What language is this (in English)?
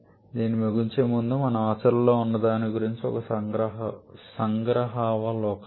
Telugu